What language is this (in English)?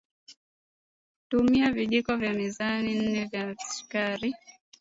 Swahili